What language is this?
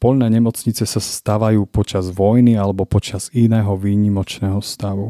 Slovak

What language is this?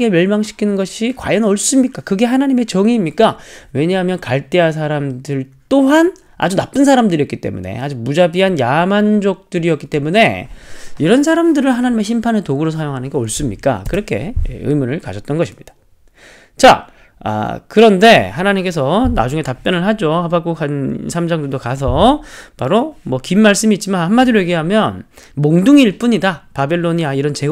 Korean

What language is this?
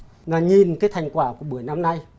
Vietnamese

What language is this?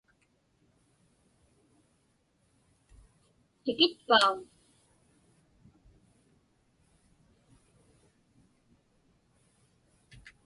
Inupiaq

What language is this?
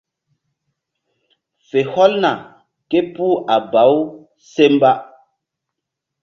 Mbum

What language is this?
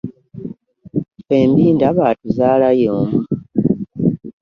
Ganda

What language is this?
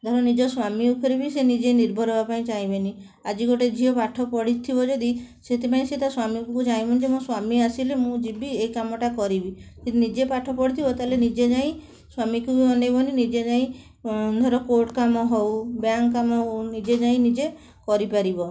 Odia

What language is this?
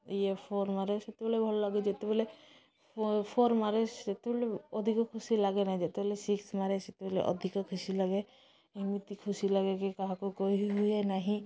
Odia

